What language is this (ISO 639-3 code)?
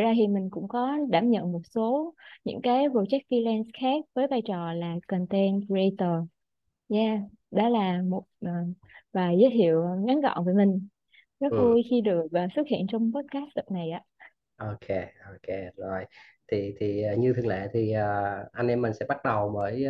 vie